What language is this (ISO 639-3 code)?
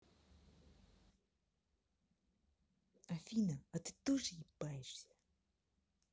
rus